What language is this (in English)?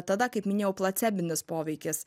Lithuanian